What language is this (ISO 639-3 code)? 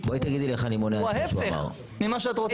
heb